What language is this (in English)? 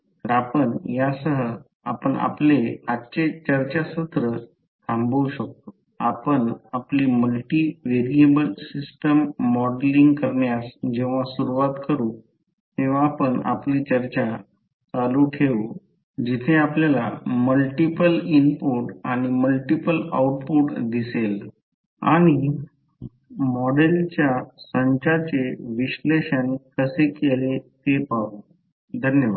Marathi